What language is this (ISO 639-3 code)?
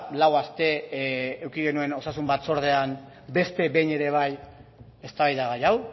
eus